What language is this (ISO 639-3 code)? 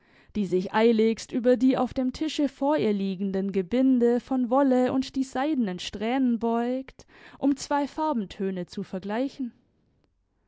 deu